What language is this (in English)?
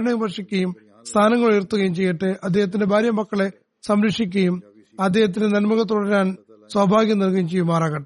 Malayalam